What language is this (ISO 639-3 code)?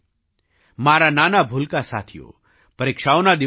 guj